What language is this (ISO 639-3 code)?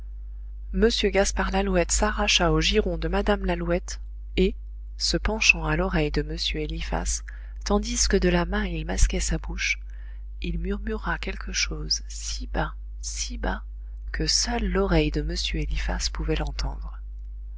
fra